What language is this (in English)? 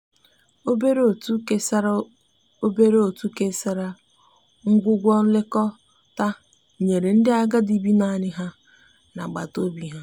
Igbo